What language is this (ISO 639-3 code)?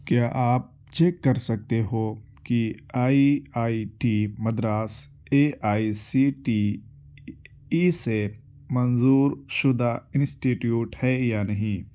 urd